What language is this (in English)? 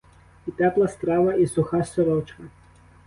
Ukrainian